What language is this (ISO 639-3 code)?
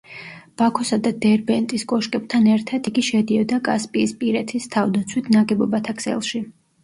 kat